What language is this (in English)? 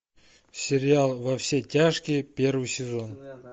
Russian